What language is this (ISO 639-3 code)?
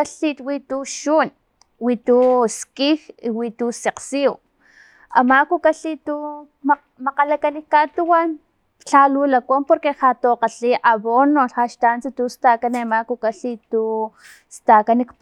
tlp